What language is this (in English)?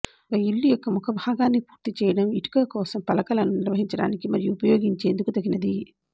Telugu